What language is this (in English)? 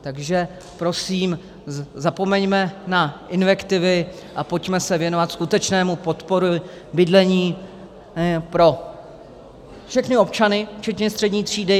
Czech